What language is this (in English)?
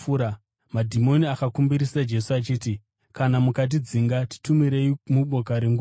Shona